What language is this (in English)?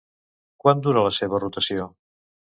Catalan